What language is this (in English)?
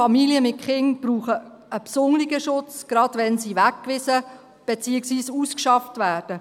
Swiss German